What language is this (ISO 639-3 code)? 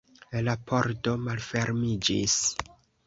epo